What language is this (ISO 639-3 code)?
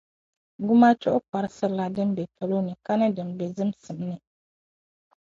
dag